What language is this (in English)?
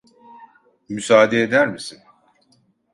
Turkish